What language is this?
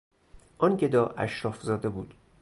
Persian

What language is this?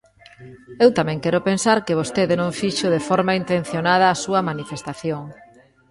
Galician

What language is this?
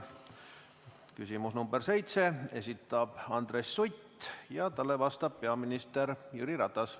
Estonian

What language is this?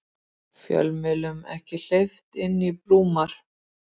Icelandic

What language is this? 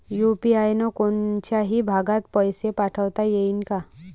Marathi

